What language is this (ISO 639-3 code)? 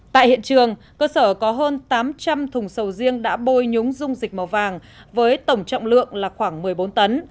vie